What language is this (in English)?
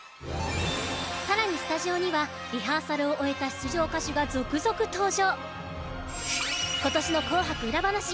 Japanese